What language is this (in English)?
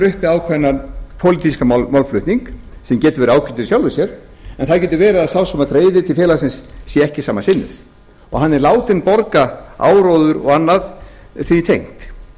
Icelandic